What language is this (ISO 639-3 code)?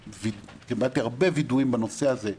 heb